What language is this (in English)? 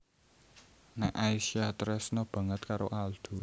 Javanese